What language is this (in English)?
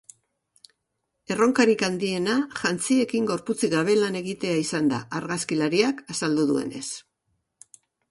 Basque